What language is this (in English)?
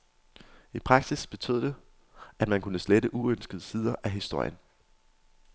Danish